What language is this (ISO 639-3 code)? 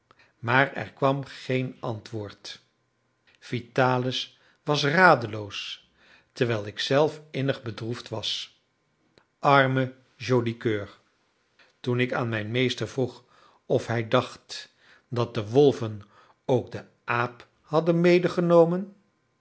nld